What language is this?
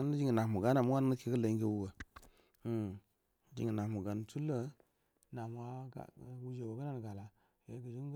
Buduma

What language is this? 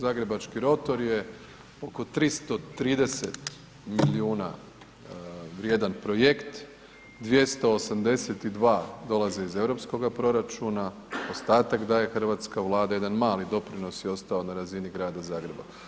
Croatian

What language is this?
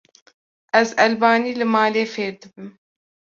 Kurdish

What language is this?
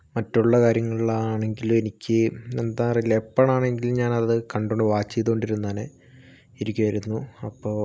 Malayalam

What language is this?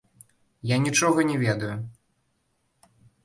Belarusian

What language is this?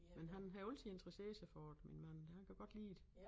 Danish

